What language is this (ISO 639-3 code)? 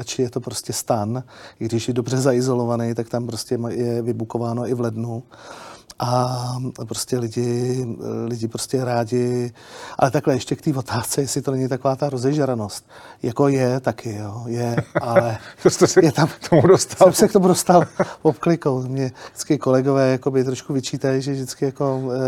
ces